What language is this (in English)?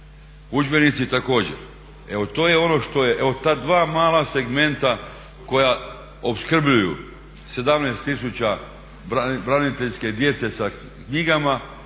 Croatian